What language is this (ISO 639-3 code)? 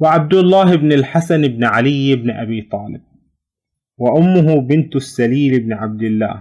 ara